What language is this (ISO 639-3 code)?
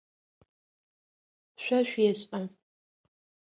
ady